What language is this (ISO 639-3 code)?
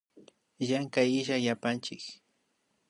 qvi